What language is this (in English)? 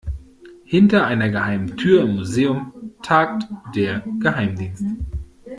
German